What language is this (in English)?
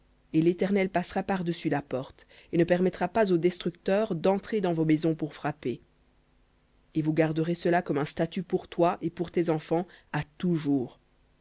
French